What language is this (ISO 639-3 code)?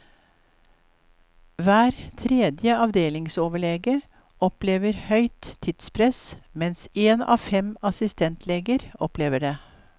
nor